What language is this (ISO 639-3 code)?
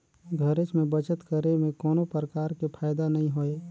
hne